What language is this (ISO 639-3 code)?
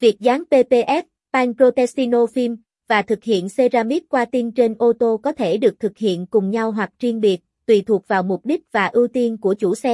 vie